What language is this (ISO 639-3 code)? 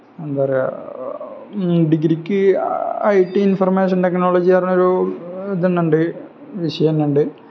mal